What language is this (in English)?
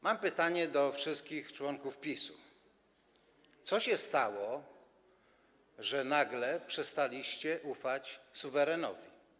Polish